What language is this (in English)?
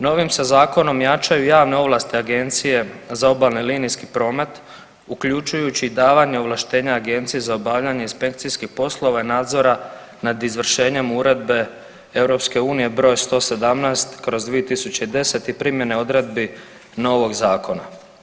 Croatian